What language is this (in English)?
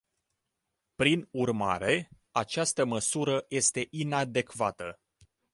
Romanian